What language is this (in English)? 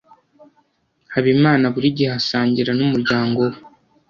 Kinyarwanda